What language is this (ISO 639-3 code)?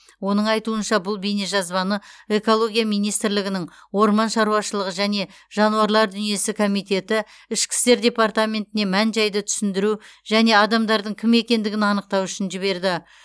kaz